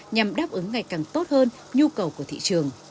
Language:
Vietnamese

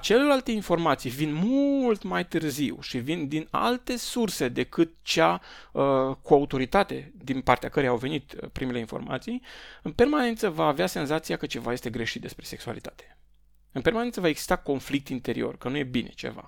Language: Romanian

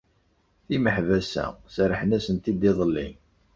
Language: Kabyle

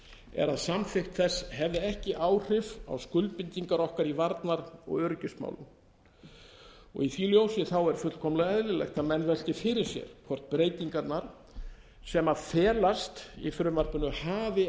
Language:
Icelandic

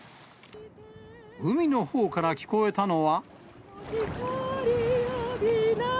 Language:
Japanese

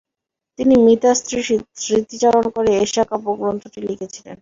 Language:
Bangla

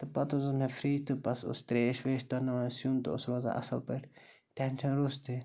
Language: Kashmiri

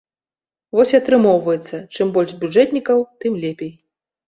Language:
Belarusian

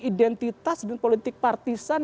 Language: Indonesian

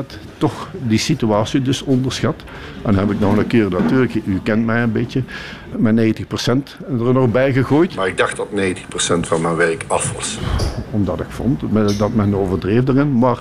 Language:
Dutch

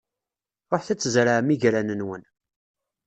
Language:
Kabyle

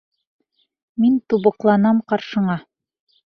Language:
Bashkir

